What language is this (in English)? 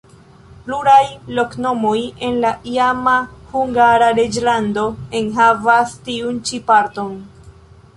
Esperanto